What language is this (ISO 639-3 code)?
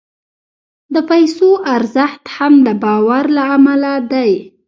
pus